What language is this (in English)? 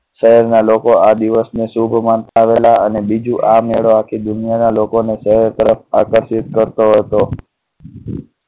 Gujarati